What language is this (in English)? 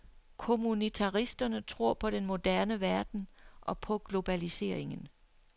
Danish